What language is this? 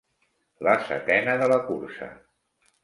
Catalan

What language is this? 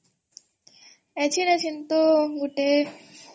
Odia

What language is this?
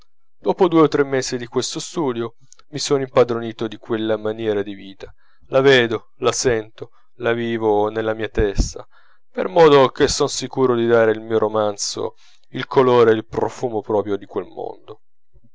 Italian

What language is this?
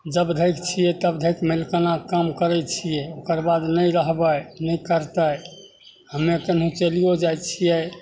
Maithili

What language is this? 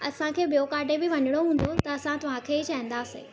Sindhi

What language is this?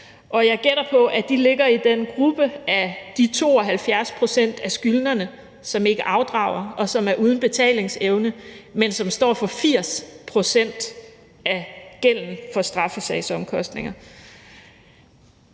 Danish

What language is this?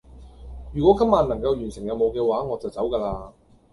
Cantonese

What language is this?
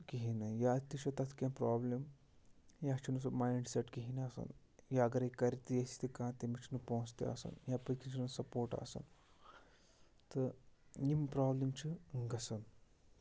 Kashmiri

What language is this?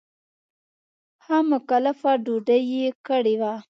Pashto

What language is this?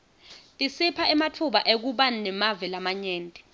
Swati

